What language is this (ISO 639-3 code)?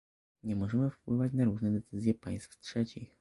pol